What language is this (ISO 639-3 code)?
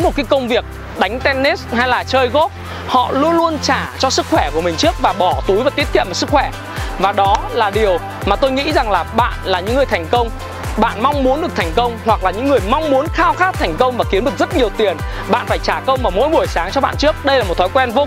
vie